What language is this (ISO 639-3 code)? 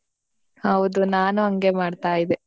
kan